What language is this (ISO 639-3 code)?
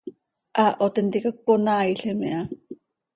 sei